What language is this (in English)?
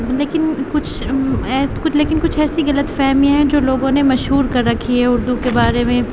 Urdu